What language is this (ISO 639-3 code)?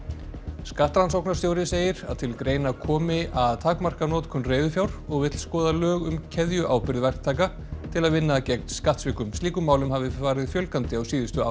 isl